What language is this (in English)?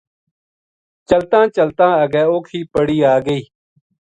Gujari